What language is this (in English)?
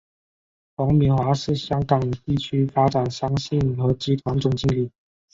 Chinese